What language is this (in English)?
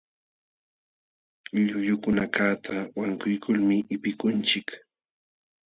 Jauja Wanca Quechua